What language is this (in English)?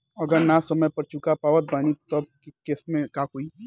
Bhojpuri